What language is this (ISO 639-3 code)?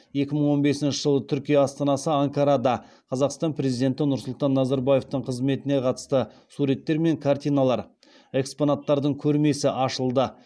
kaz